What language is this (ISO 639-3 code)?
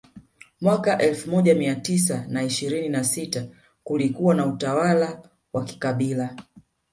swa